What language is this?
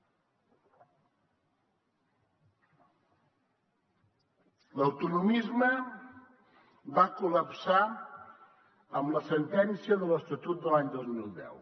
Catalan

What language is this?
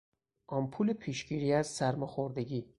Persian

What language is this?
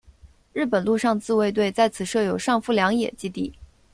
Chinese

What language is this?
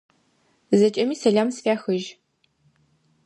Adyghe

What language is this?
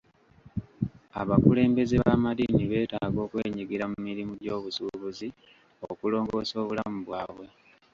Ganda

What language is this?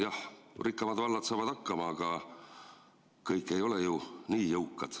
Estonian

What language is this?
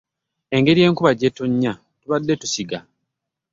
Ganda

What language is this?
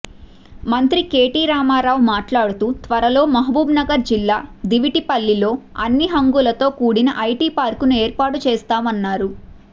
Telugu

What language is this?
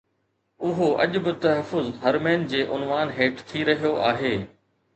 Sindhi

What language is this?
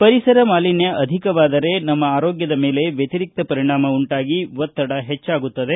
Kannada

